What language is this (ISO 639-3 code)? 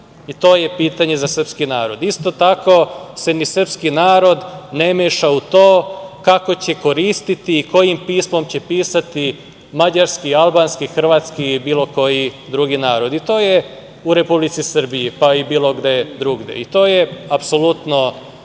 srp